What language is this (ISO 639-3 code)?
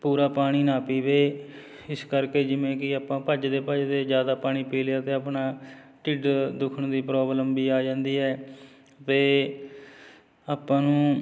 pan